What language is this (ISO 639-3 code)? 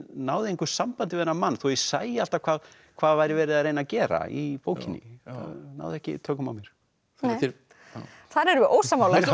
isl